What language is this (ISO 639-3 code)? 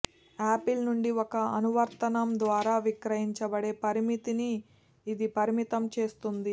tel